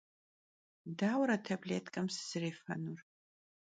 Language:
Kabardian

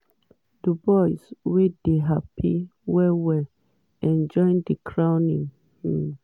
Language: Nigerian Pidgin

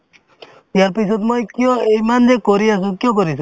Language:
Assamese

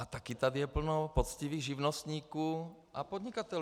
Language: Czech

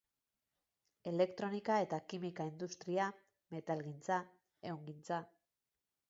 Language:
Basque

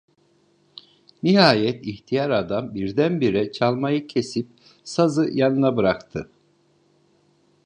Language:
Turkish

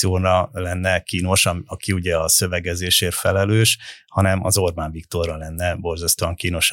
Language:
Hungarian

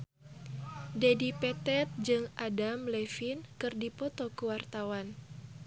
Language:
Sundanese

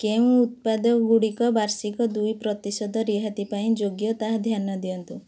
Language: Odia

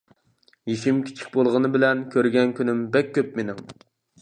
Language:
Uyghur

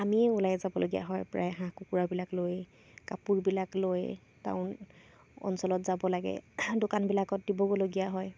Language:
Assamese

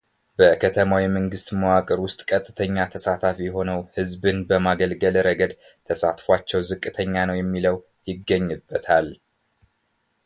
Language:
Amharic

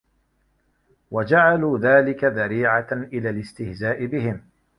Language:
Arabic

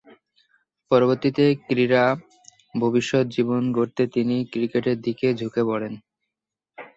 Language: Bangla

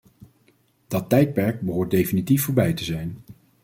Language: Dutch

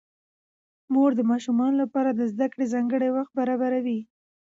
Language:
Pashto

